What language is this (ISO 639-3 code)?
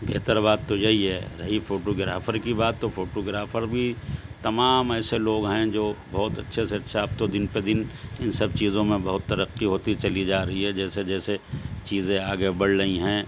urd